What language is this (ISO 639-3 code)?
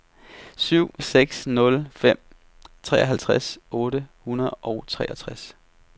dan